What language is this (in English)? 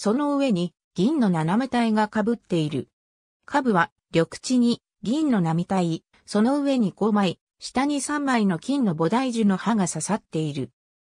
Japanese